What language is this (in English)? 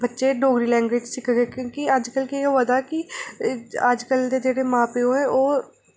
Dogri